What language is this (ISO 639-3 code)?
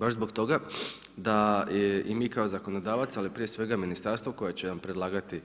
hrv